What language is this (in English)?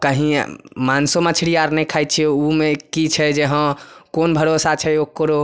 Maithili